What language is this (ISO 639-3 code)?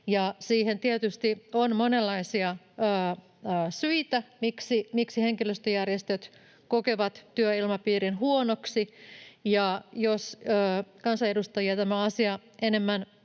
fin